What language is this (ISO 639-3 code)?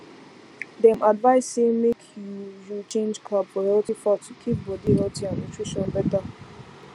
pcm